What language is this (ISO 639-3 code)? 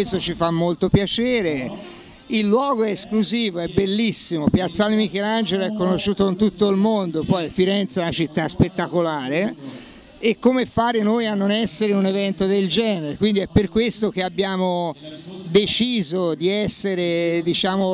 ita